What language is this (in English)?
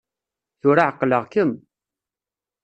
Kabyle